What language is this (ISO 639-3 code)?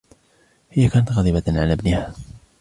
ara